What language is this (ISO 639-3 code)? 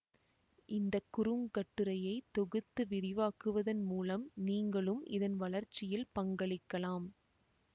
tam